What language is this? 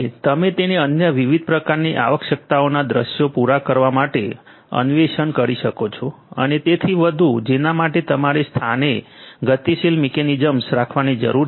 Gujarati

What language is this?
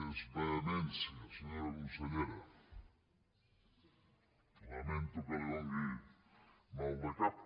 Catalan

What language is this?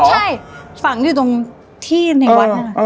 Thai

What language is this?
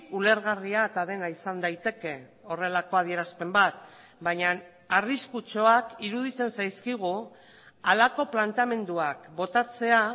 Basque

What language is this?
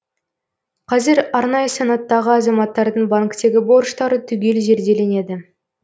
Kazakh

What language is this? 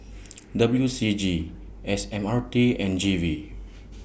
English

